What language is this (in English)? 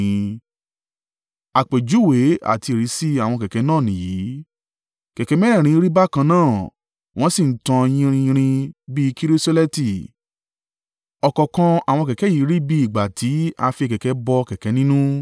Yoruba